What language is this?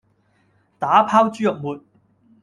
Cantonese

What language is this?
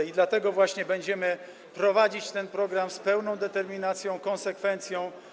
Polish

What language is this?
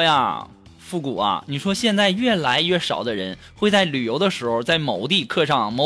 Chinese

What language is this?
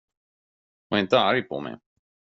Swedish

